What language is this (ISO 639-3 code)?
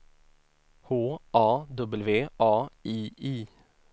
swe